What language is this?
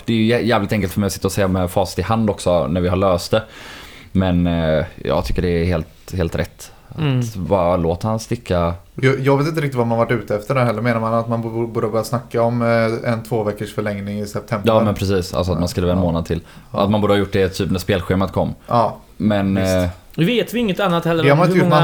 Swedish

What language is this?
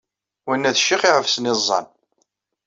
Kabyle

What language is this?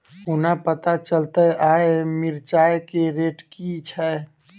Maithili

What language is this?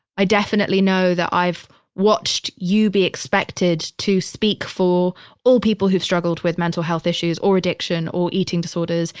English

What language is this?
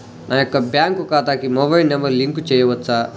Telugu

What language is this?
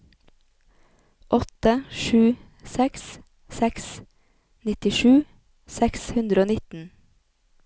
Norwegian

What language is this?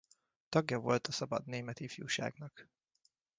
Hungarian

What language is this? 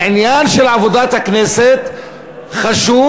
Hebrew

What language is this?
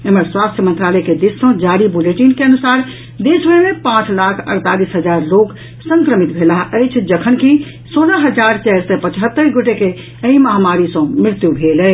Maithili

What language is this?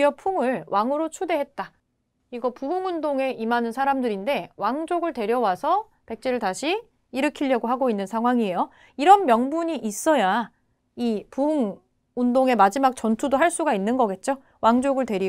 Korean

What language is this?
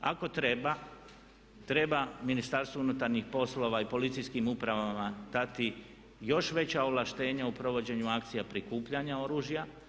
Croatian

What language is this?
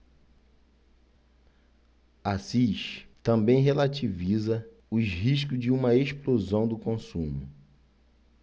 Portuguese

